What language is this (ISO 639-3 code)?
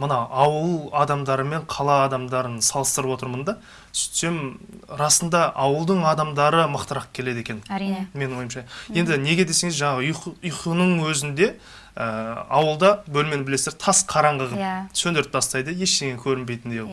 tur